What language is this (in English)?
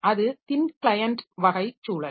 Tamil